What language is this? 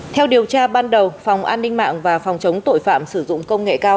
Vietnamese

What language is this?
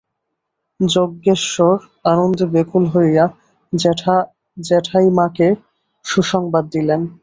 Bangla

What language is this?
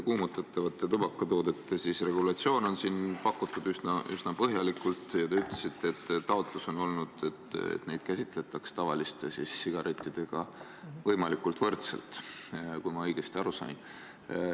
Estonian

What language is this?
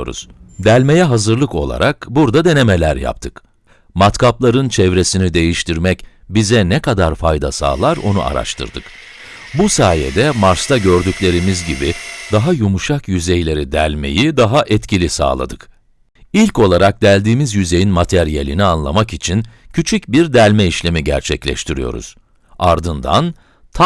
Turkish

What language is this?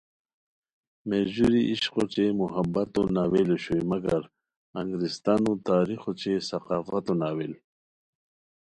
Khowar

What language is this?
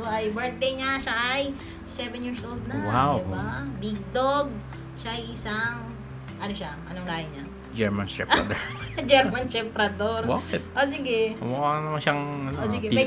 Filipino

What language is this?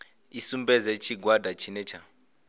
Venda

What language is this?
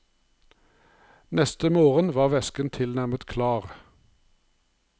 Norwegian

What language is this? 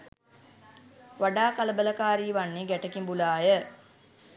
Sinhala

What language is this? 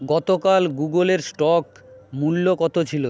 Bangla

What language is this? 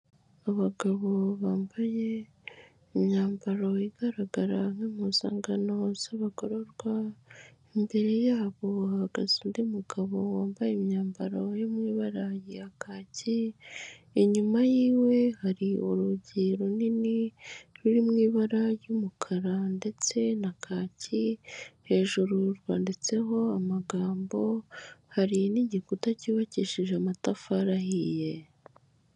Kinyarwanda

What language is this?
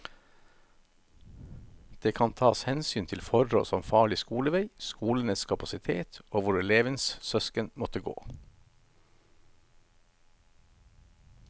Norwegian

